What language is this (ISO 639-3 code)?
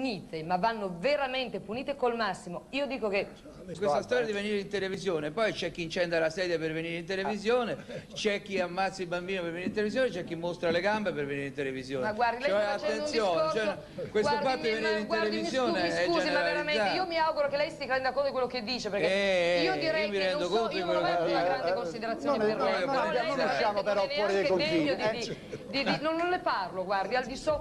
ita